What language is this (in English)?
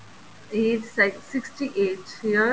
Punjabi